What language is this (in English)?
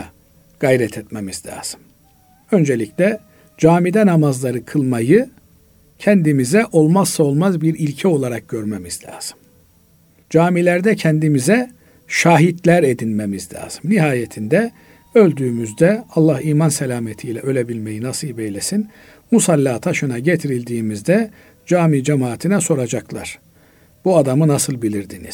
Turkish